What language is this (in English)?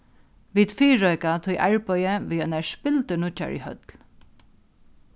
Faroese